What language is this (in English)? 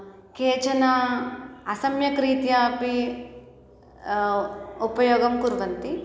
Sanskrit